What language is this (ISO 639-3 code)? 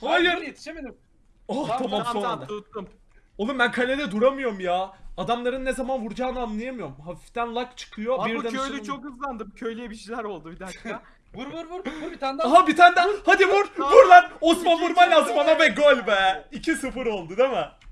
tur